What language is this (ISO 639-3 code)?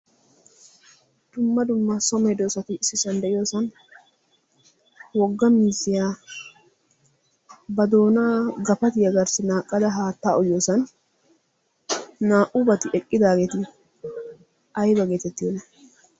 wal